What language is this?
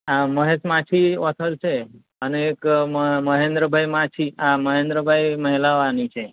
Gujarati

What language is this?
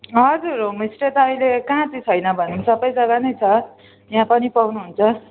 Nepali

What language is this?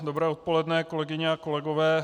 Czech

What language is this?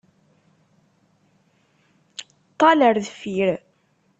Kabyle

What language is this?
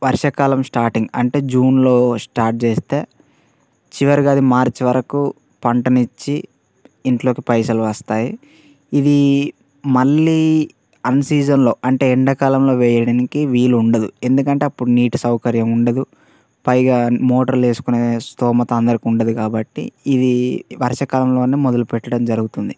Telugu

